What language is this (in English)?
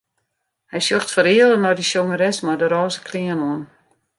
Western Frisian